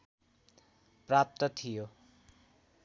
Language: Nepali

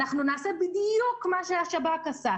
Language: Hebrew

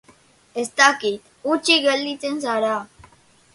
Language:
Basque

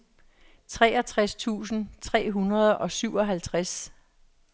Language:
Danish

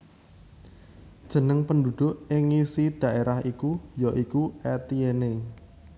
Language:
Javanese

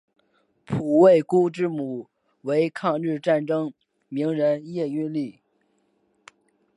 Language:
Chinese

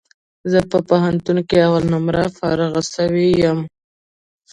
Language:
Pashto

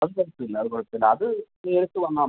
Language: Malayalam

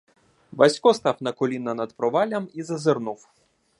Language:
Ukrainian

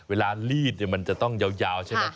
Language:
Thai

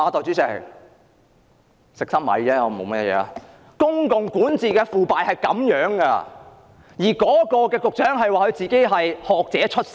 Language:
Cantonese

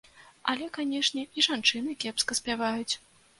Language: Belarusian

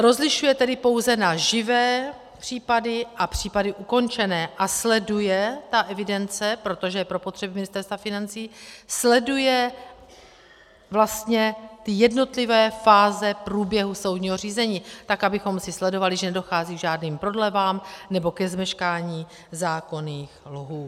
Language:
Czech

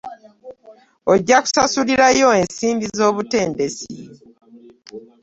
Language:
Ganda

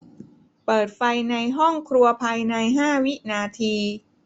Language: Thai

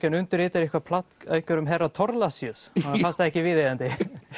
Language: Icelandic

